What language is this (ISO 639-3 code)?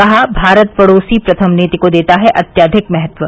hin